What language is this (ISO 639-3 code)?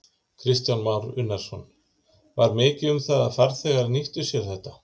isl